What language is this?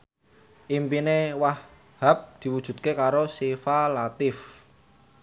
Javanese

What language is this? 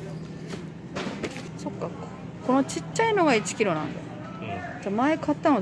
Japanese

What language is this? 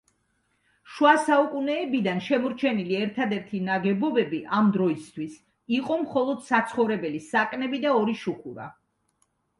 Georgian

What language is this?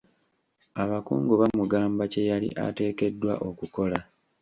Ganda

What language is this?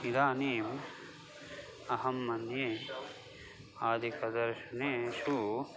Sanskrit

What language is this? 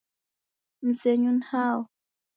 Taita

